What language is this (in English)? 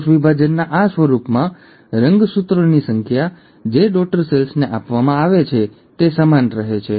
Gujarati